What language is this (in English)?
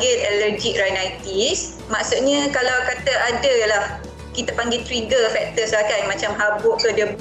Malay